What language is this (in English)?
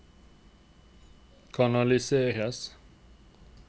Norwegian